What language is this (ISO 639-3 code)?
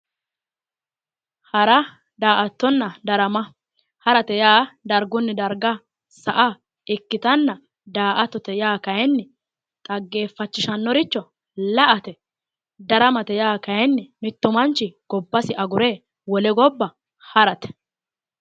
sid